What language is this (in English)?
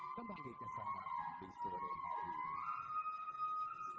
Indonesian